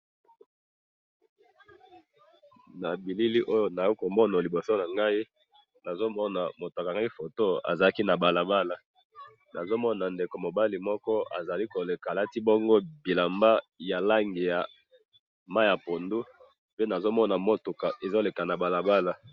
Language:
Lingala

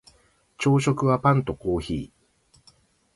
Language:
Japanese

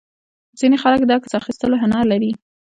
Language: Pashto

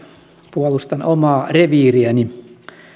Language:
Finnish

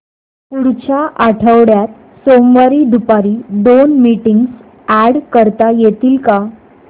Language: Marathi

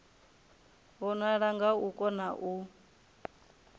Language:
Venda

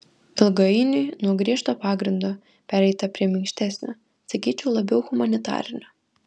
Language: Lithuanian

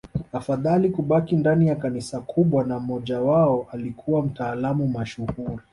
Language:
Swahili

